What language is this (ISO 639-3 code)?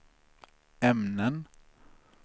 swe